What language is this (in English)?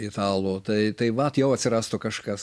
Lithuanian